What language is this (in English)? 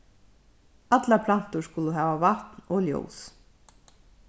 Faroese